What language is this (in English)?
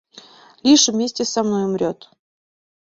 Mari